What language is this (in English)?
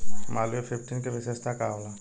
Bhojpuri